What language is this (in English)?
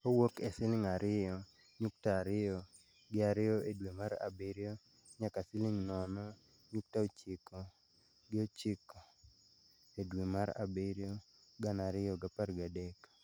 Luo (Kenya and Tanzania)